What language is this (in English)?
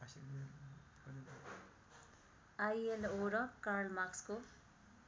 Nepali